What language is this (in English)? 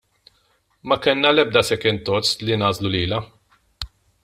Maltese